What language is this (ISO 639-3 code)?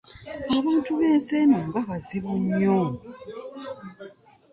lug